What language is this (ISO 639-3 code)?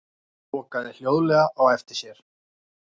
isl